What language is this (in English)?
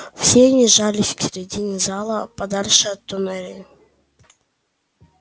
Russian